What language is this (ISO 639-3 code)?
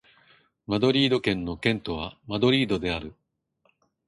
jpn